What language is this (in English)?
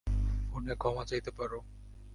Bangla